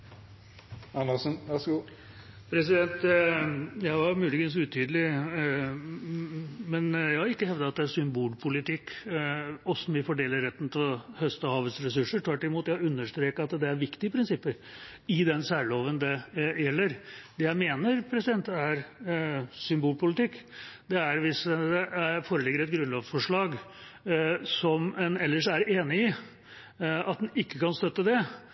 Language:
Norwegian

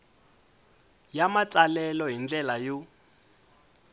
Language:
Tsonga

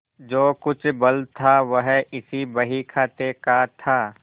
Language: Hindi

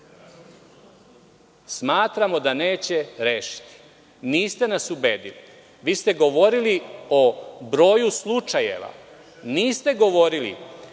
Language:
Serbian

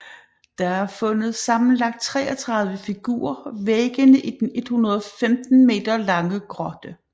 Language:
Danish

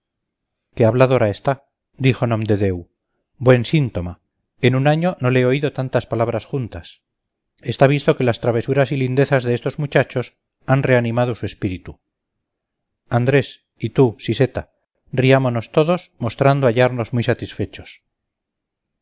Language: Spanish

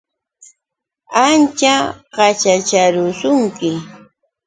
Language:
Yauyos Quechua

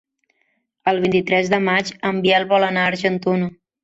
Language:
Catalan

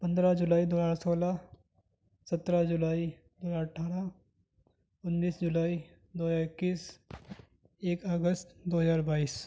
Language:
Urdu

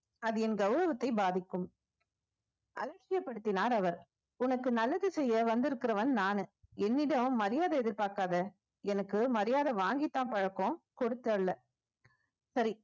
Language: Tamil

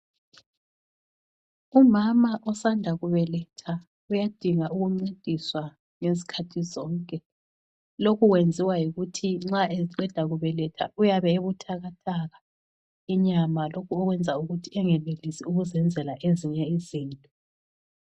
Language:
North Ndebele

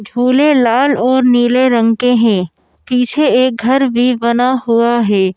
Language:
Hindi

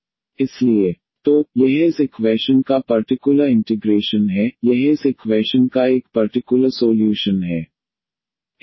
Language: Hindi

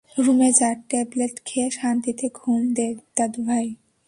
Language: Bangla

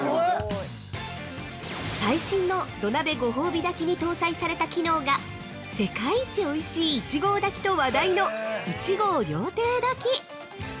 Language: Japanese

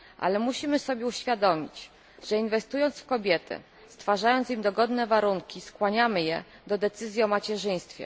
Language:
Polish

